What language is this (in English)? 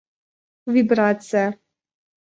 Russian